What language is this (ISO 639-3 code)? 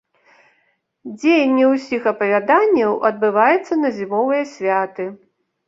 bel